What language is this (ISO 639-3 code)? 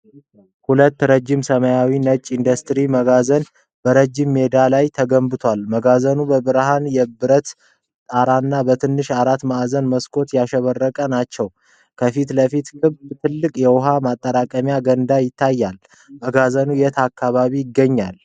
amh